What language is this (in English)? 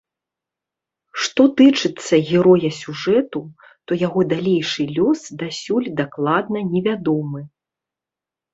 Belarusian